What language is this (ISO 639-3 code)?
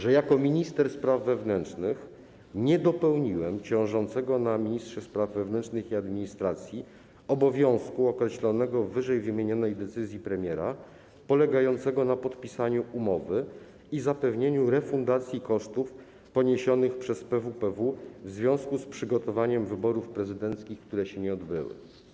pol